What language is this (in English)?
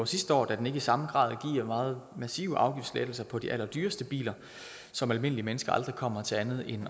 Danish